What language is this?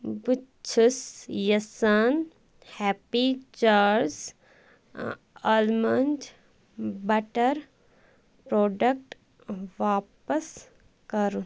Kashmiri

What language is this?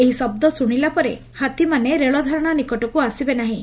Odia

